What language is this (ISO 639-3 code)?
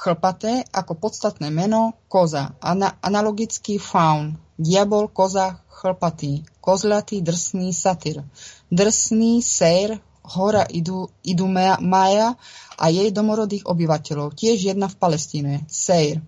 ces